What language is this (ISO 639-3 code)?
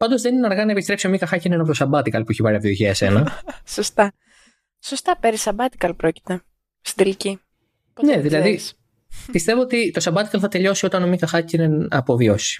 ell